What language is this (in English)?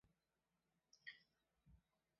Chinese